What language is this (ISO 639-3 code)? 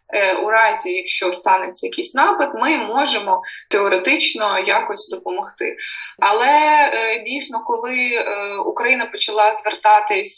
ukr